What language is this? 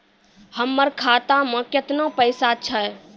Maithili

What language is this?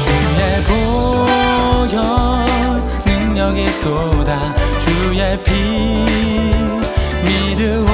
Korean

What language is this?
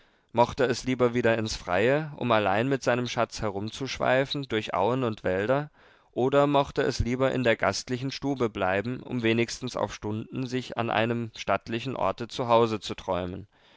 German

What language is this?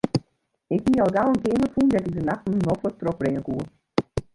Western Frisian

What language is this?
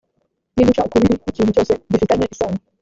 Kinyarwanda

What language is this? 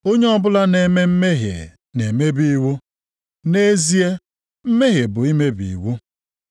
Igbo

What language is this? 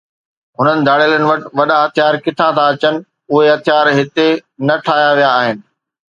Sindhi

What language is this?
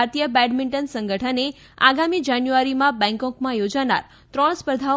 Gujarati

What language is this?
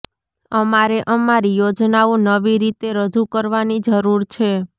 Gujarati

